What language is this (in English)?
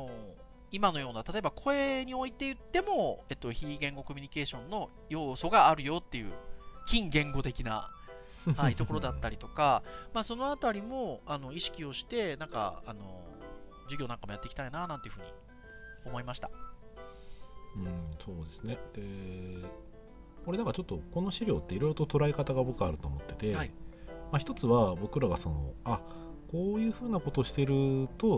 Japanese